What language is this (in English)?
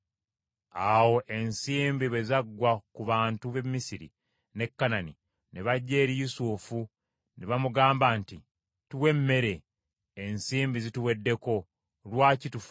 Ganda